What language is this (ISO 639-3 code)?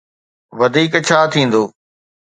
snd